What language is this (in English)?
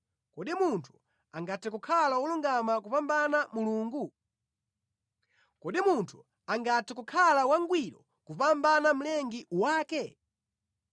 Nyanja